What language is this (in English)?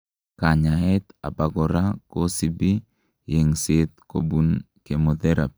Kalenjin